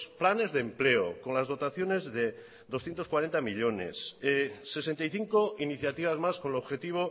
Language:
Spanish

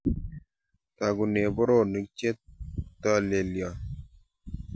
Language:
Kalenjin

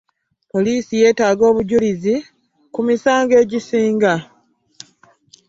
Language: Ganda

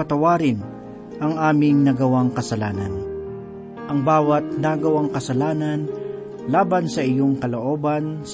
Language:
Filipino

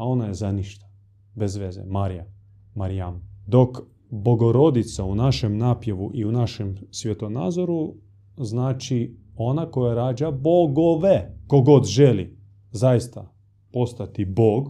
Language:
Croatian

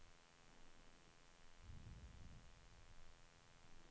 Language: Swedish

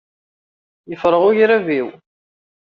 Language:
Kabyle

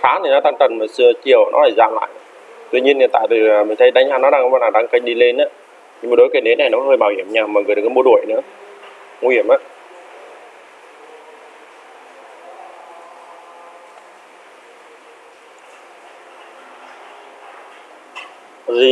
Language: Vietnamese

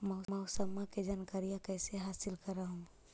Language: Magahi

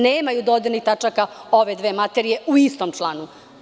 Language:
Serbian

